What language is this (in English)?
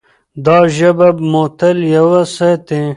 Pashto